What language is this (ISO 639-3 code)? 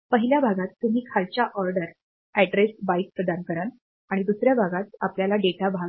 mar